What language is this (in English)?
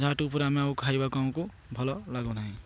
Odia